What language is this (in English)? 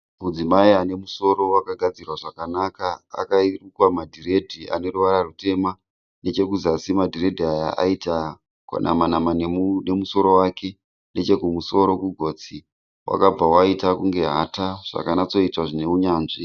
Shona